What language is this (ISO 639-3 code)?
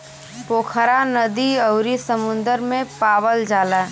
bho